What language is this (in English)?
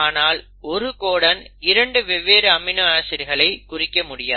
Tamil